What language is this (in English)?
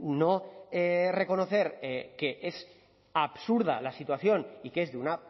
Spanish